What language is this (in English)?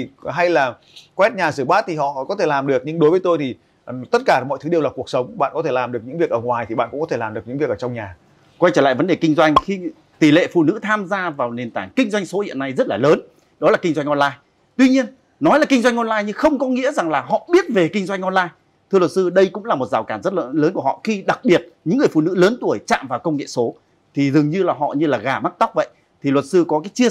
Vietnamese